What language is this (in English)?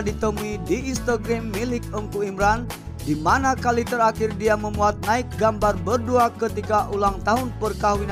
Indonesian